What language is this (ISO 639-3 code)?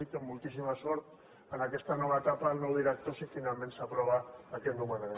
cat